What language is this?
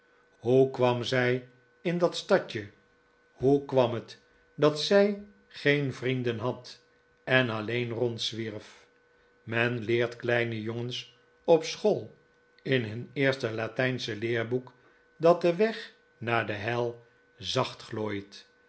Dutch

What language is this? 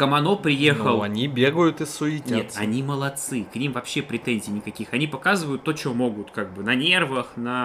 Russian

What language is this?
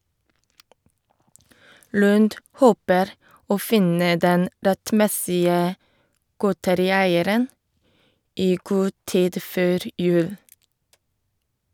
Norwegian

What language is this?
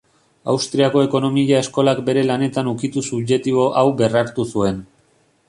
Basque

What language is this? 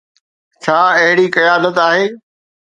Sindhi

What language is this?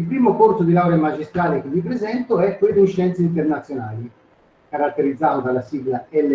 Italian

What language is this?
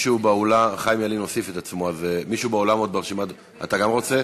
Hebrew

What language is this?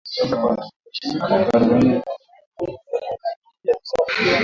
Swahili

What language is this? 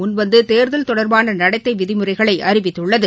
Tamil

